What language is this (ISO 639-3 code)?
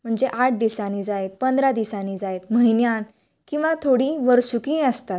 kok